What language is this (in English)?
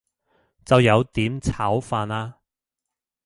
Cantonese